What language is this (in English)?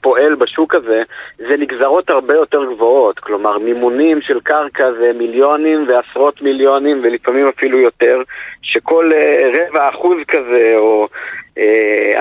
Hebrew